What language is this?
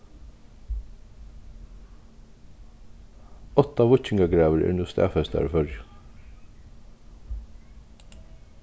Faroese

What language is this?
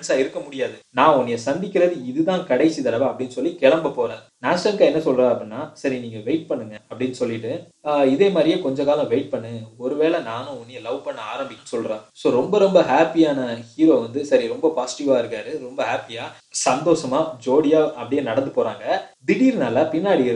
English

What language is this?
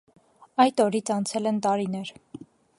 Armenian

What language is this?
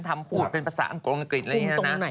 Thai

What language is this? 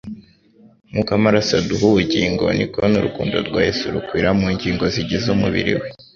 Kinyarwanda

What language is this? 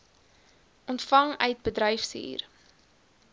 Afrikaans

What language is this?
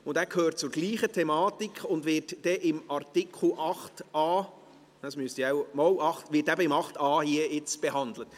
Swiss German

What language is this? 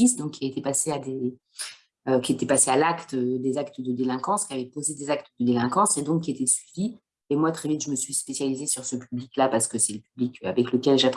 French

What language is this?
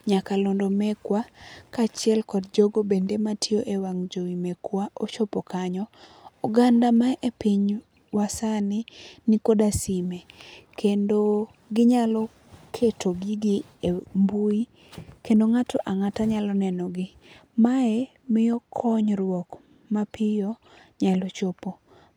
Luo (Kenya and Tanzania)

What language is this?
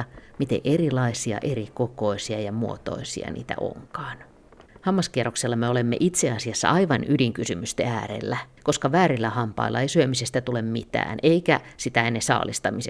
Finnish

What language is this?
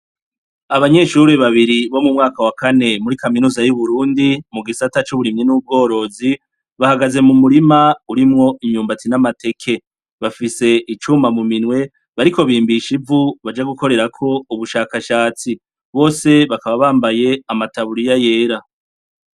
Rundi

